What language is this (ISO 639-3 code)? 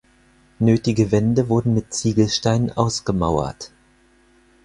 deu